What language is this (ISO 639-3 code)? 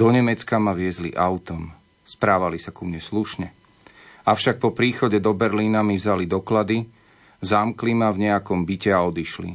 slk